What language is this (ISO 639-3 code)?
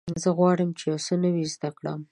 pus